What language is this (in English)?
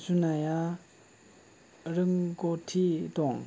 Bodo